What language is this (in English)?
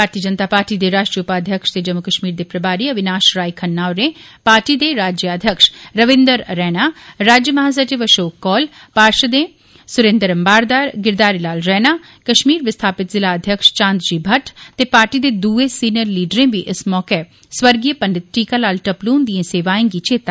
Dogri